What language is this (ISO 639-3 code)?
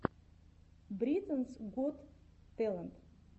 rus